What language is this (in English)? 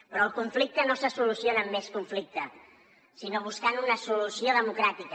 Catalan